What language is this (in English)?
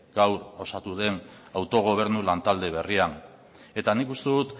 Basque